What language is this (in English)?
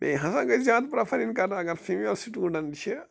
Kashmiri